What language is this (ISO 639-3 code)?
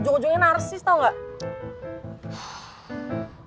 ind